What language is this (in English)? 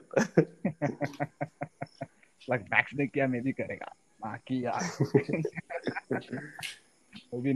Hindi